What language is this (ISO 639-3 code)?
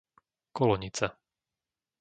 slk